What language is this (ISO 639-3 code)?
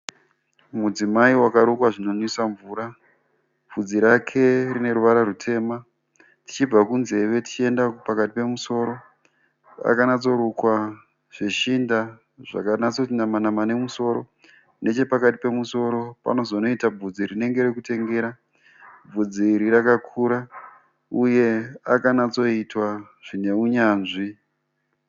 sna